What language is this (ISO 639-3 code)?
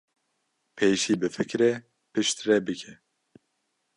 kur